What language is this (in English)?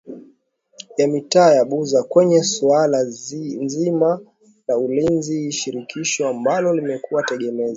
Swahili